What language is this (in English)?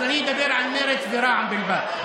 Hebrew